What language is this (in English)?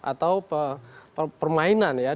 Indonesian